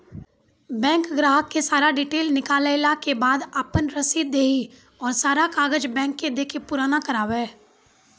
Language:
Maithili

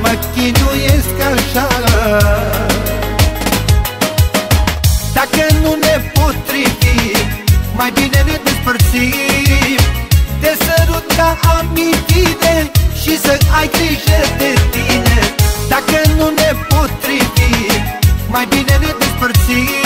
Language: Turkish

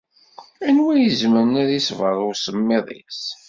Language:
Kabyle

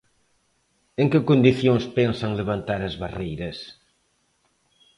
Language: Galician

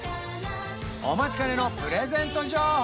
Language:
Japanese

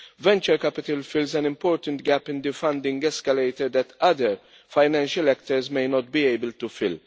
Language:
English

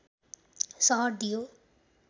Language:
Nepali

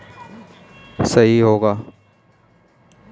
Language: Hindi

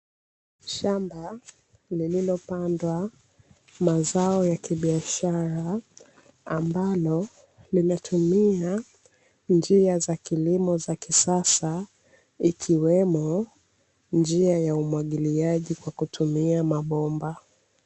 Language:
Swahili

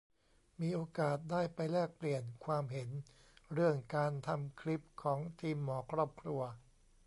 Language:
Thai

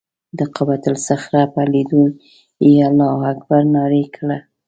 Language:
Pashto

